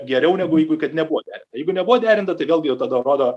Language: Lithuanian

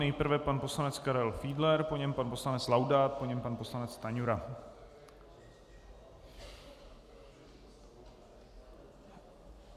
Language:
Czech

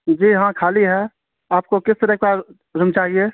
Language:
Urdu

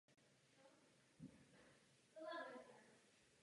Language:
Czech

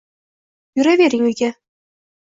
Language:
Uzbek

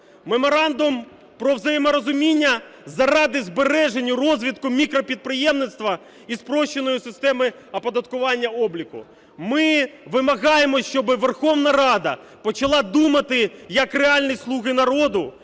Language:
Ukrainian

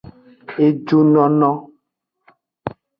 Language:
Aja (Benin)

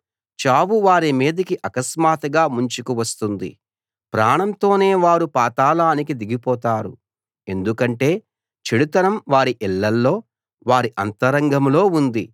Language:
Telugu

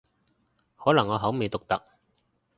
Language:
Cantonese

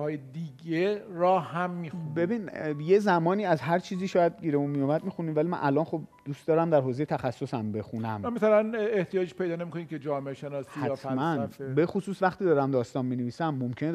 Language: Persian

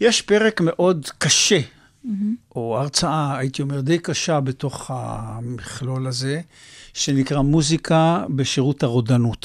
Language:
Hebrew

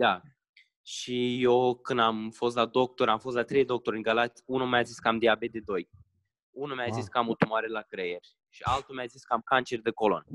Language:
Romanian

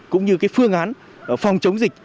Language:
Vietnamese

